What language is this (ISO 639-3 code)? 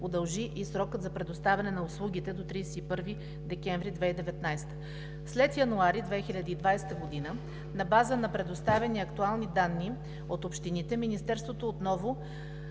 bul